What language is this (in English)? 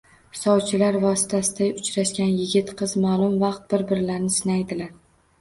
Uzbek